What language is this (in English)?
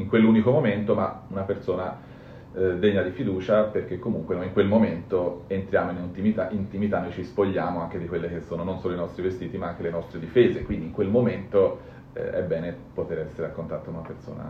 Italian